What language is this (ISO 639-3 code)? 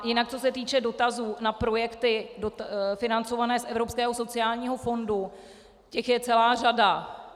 ces